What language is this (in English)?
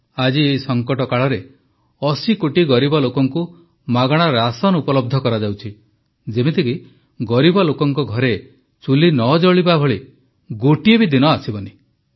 Odia